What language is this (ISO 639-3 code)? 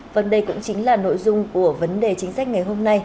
vie